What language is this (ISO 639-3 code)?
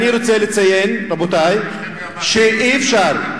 heb